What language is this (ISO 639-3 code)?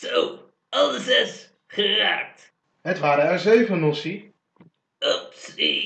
nld